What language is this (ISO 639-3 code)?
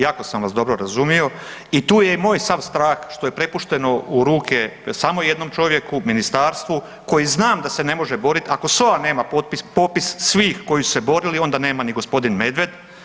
hrv